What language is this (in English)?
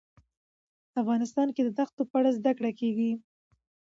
Pashto